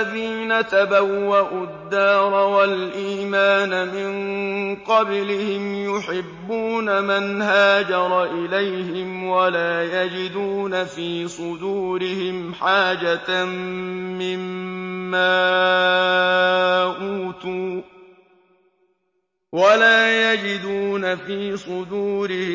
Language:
Arabic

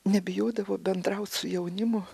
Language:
Lithuanian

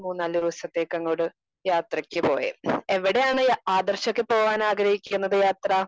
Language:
Malayalam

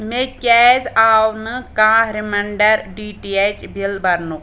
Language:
Kashmiri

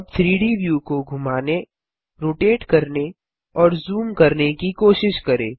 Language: Hindi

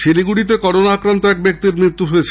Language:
Bangla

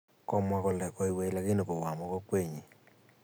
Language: Kalenjin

